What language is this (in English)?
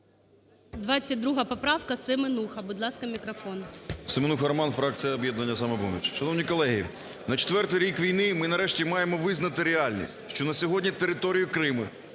Ukrainian